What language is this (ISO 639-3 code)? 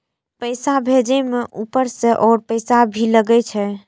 mai